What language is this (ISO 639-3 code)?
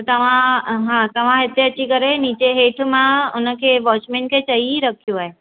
snd